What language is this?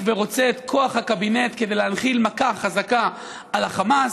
Hebrew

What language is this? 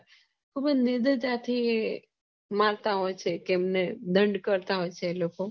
Gujarati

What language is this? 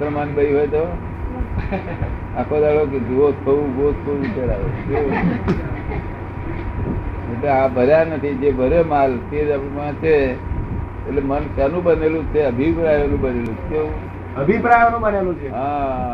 Gujarati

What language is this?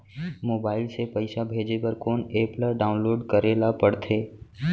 Chhattisgarhi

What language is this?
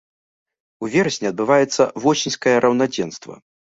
Belarusian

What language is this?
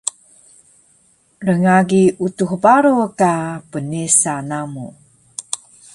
Taroko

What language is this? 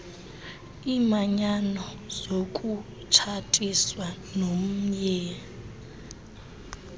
Xhosa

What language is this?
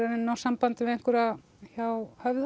Icelandic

